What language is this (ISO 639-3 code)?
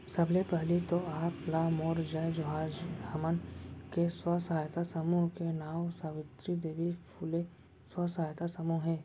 hne